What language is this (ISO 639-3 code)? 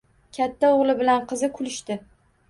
uzb